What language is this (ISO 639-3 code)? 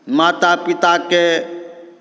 mai